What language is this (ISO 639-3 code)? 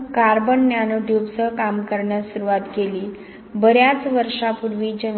mar